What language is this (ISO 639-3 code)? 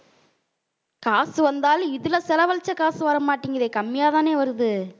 tam